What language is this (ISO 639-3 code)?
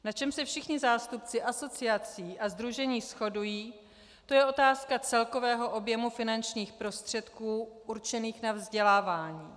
ces